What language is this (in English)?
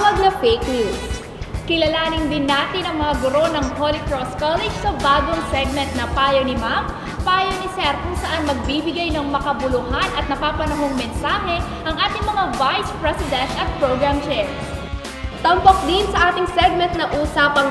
Filipino